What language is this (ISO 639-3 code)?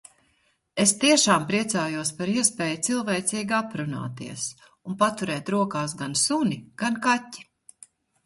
lav